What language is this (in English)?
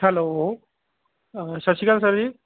Punjabi